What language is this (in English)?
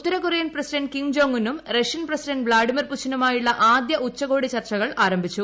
Malayalam